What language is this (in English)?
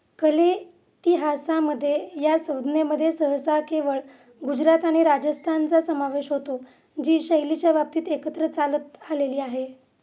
Marathi